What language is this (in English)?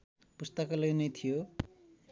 Nepali